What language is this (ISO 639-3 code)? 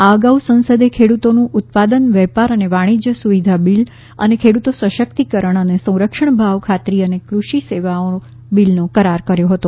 guj